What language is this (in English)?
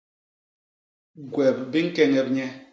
Basaa